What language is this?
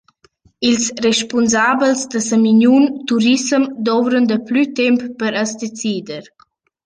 Romansh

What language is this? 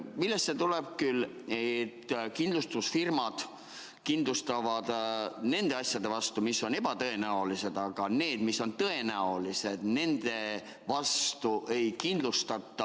Estonian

